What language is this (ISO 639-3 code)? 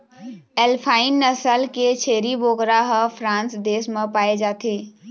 hne